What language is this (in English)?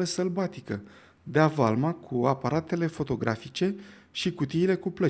Romanian